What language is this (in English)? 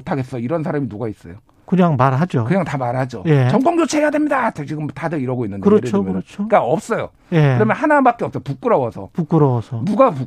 Korean